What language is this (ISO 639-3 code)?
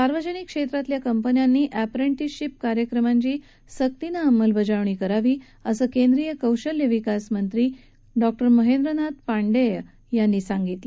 mar